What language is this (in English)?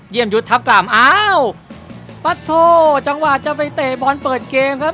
Thai